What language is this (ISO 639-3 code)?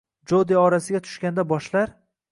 uzb